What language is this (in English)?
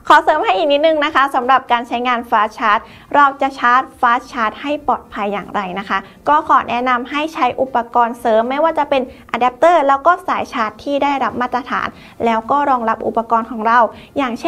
Thai